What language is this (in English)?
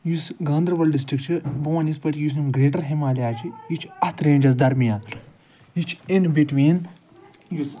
Kashmiri